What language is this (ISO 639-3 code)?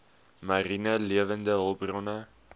afr